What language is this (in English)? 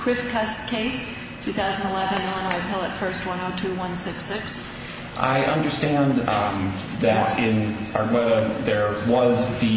English